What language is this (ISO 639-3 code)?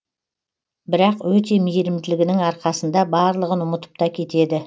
kaz